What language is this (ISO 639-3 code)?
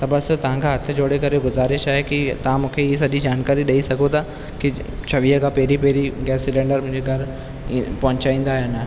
snd